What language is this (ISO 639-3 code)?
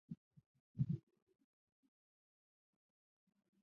zho